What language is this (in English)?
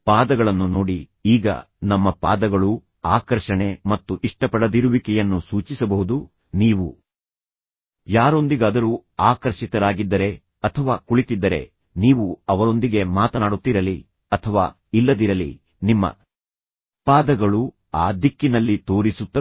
Kannada